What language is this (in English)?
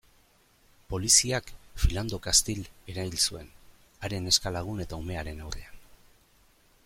Basque